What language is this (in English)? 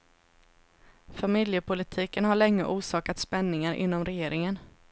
Swedish